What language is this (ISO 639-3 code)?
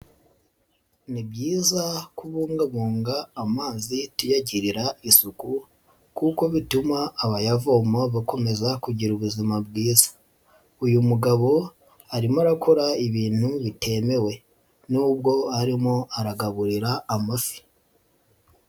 kin